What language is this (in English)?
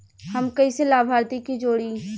Bhojpuri